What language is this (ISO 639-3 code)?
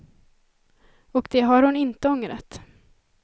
swe